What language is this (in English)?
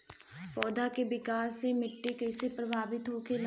Bhojpuri